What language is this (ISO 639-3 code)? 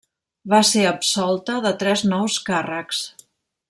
cat